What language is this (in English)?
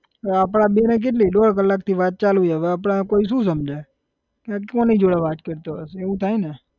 Gujarati